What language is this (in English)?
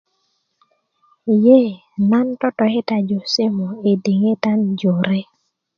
Kuku